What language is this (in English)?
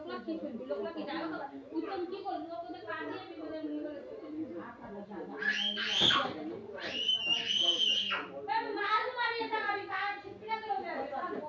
Magahi